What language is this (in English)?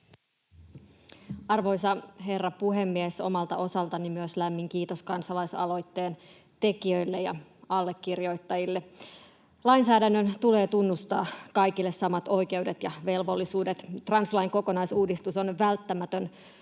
Finnish